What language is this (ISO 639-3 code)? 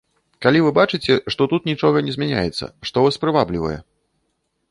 bel